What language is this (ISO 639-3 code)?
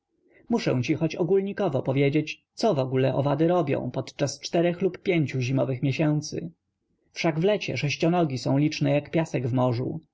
pol